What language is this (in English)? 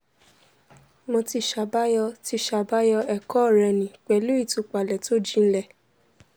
Yoruba